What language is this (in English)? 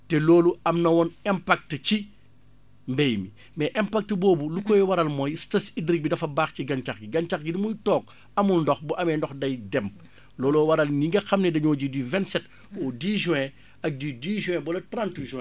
Wolof